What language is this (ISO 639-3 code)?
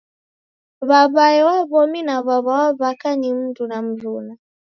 dav